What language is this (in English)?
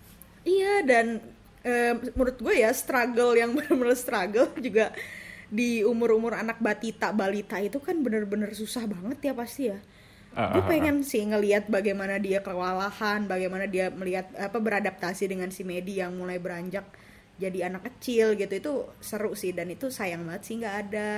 Indonesian